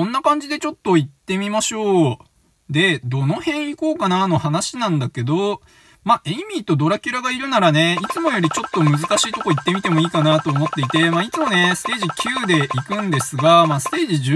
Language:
Japanese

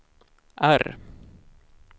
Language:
Swedish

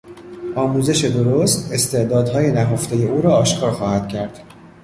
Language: Persian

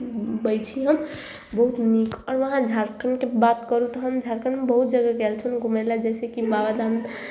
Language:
Maithili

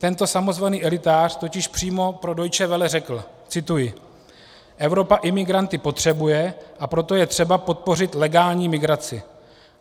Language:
Czech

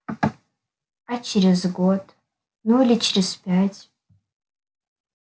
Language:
Russian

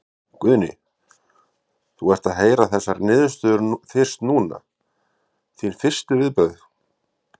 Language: Icelandic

